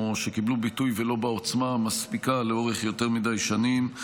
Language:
Hebrew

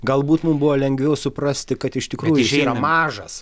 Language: Lithuanian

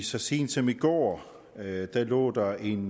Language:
Danish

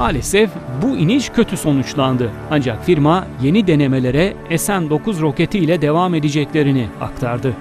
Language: Turkish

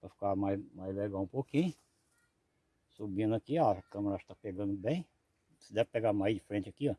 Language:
Portuguese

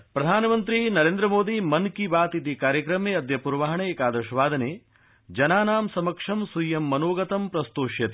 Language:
Sanskrit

